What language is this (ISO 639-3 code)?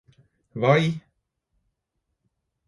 nob